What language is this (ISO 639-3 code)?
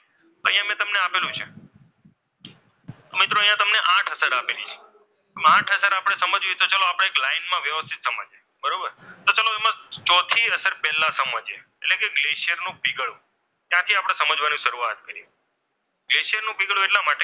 guj